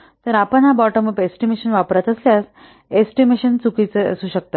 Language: Marathi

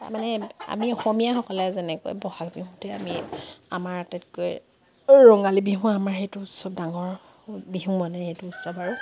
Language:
Assamese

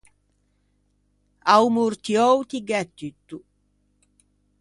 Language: Ligurian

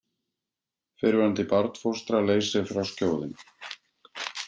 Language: Icelandic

